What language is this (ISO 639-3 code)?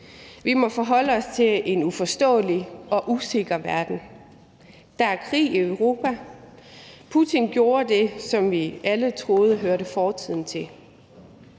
dan